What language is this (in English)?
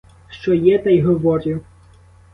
Ukrainian